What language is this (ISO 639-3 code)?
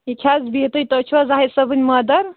kas